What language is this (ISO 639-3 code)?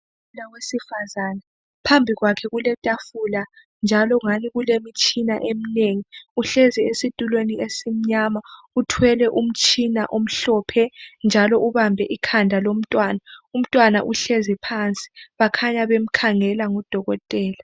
nde